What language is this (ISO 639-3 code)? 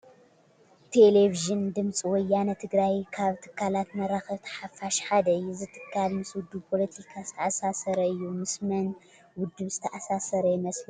tir